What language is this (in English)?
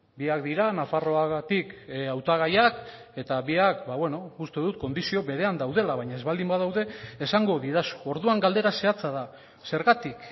Basque